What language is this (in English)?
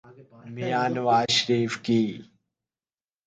Urdu